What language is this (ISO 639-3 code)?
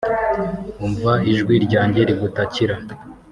kin